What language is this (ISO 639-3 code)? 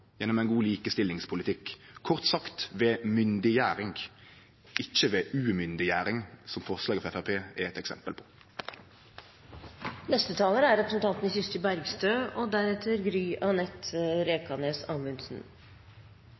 nor